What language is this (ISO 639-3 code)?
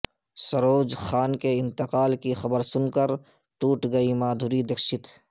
urd